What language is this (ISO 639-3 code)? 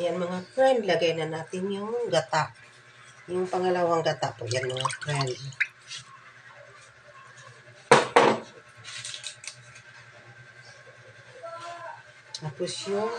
fil